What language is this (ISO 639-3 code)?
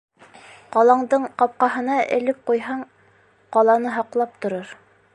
bak